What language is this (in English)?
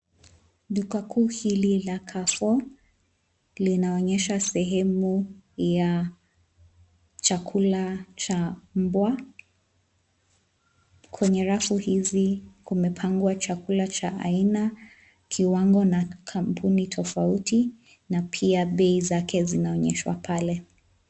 Swahili